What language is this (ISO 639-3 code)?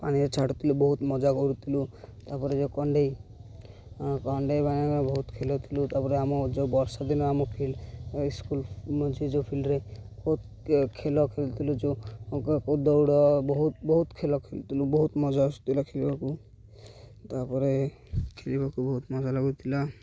ori